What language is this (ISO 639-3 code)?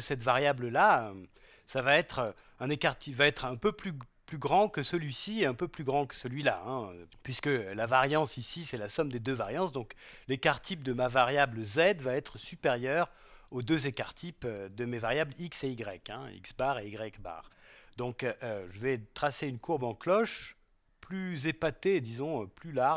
fra